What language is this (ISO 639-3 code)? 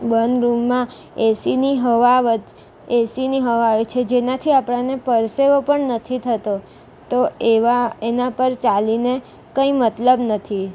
guj